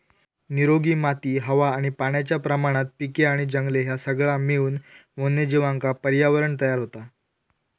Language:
Marathi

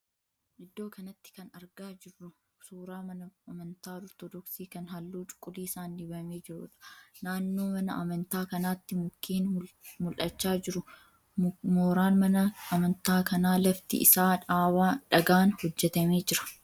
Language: Oromo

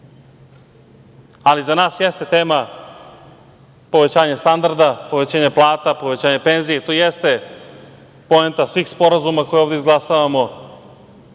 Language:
Serbian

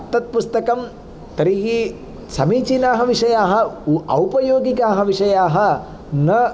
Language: Sanskrit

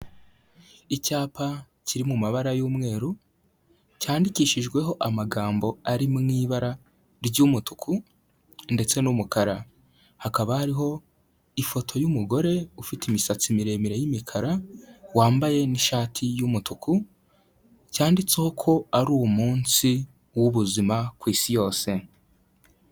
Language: Kinyarwanda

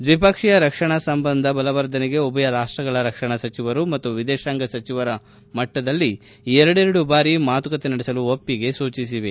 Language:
Kannada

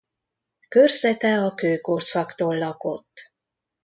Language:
Hungarian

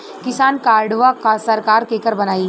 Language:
Bhojpuri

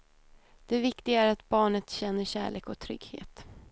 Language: Swedish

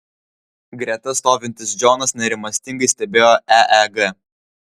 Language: Lithuanian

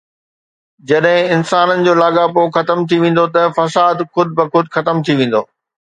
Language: Sindhi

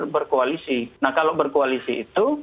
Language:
Indonesian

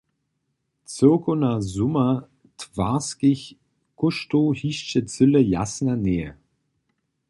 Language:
Upper Sorbian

